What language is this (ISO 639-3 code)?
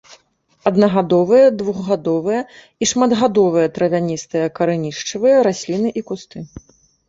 bel